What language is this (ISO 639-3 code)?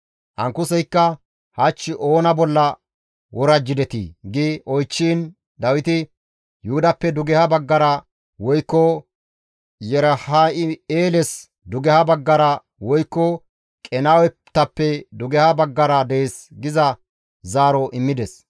gmv